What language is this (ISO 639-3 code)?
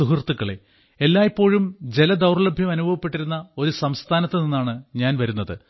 mal